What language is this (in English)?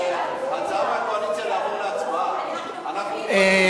Hebrew